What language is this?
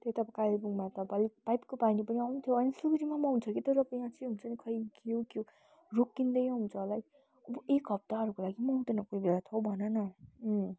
Nepali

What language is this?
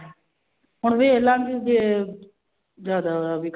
Punjabi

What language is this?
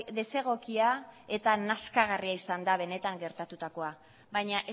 Basque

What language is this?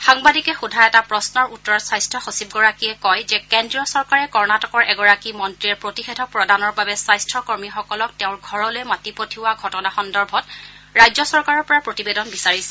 Assamese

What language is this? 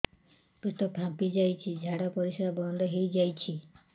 Odia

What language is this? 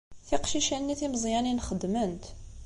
Kabyle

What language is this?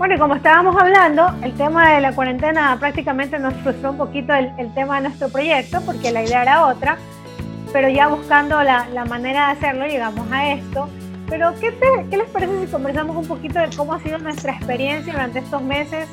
Spanish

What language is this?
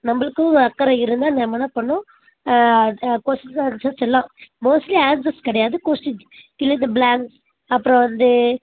Tamil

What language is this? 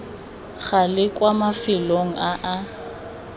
Tswana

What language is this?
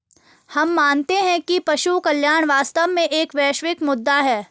Hindi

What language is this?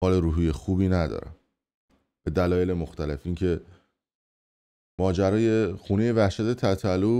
Persian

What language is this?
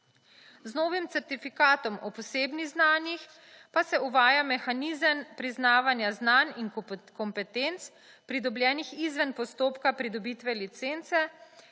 Slovenian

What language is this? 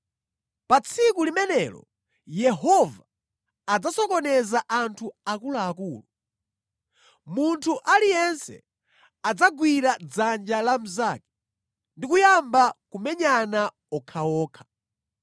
Nyanja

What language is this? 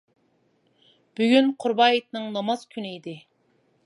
Uyghur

